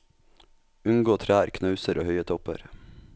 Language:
Norwegian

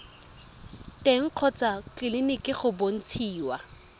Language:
Tswana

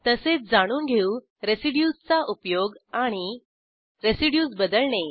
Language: Marathi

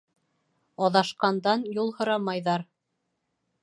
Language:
Bashkir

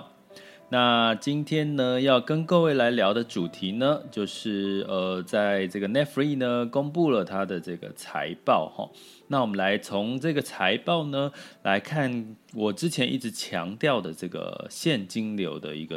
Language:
Chinese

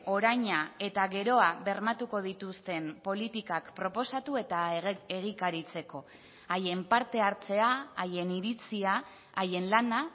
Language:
Basque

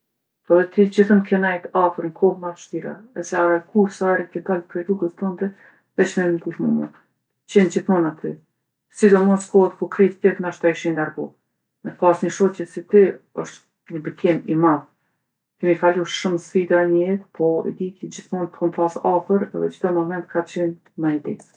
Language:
Gheg Albanian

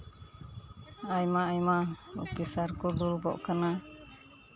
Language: Santali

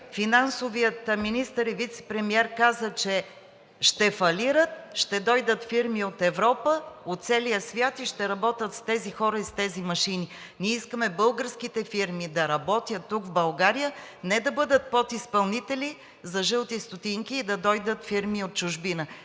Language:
Bulgarian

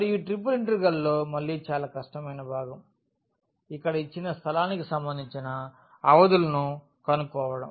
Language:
Telugu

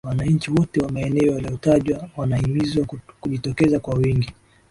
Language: Swahili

